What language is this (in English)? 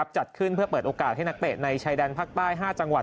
Thai